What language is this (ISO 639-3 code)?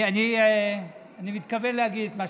heb